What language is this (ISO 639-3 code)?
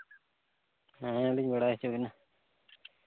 sat